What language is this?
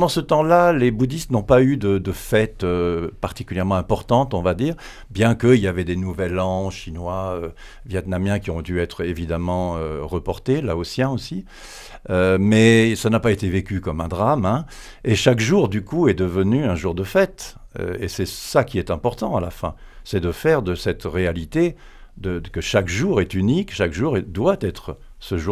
French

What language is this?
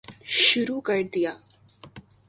Urdu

